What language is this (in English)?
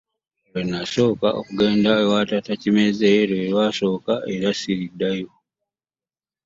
Ganda